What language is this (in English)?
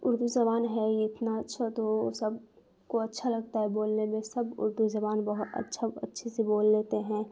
Urdu